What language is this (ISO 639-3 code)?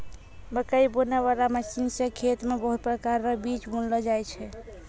mai